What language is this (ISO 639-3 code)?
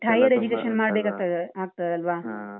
kan